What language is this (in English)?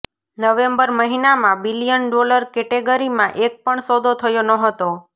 Gujarati